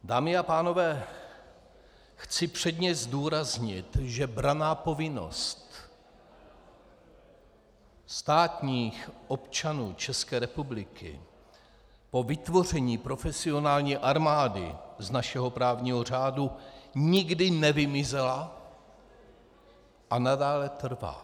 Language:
Czech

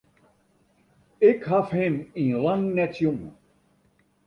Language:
Western Frisian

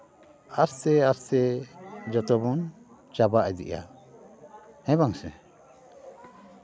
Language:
Santali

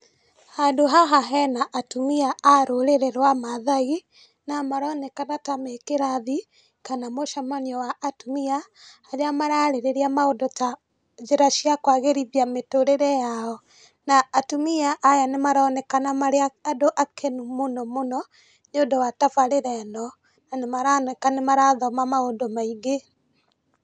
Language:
Kikuyu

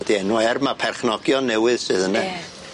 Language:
Welsh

